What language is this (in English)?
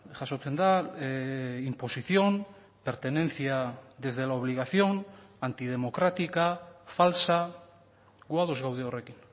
Basque